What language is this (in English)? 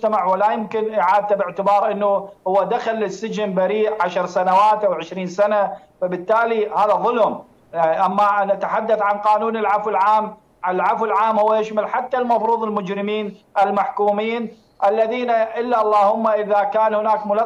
Arabic